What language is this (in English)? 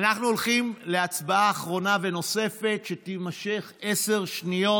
Hebrew